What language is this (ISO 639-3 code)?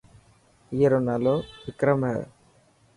mki